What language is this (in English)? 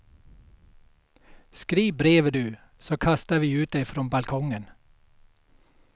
Swedish